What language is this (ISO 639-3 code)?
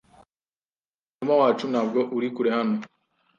kin